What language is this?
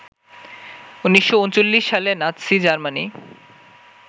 Bangla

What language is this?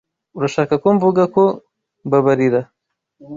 Kinyarwanda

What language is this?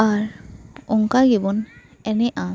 Santali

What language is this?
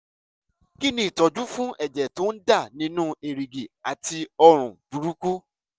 Yoruba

